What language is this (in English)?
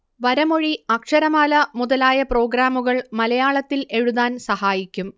Malayalam